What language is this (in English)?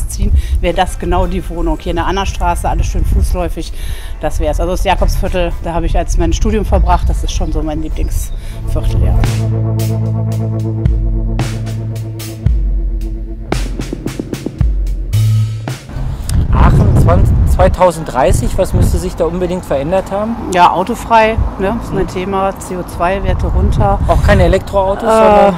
German